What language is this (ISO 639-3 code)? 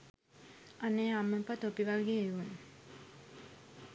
sin